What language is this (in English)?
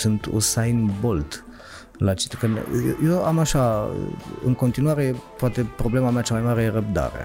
Romanian